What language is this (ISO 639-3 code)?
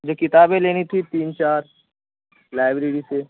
urd